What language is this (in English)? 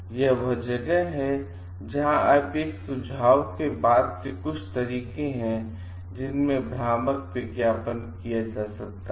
Hindi